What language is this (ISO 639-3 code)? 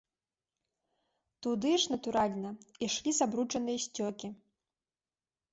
bel